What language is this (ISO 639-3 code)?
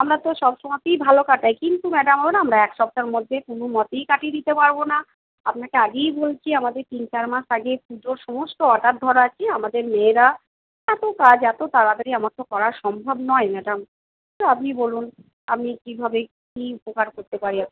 ben